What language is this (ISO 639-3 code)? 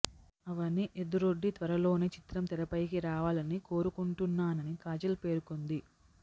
tel